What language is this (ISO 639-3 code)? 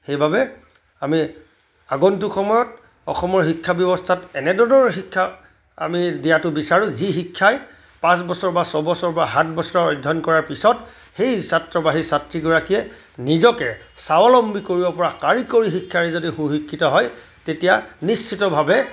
asm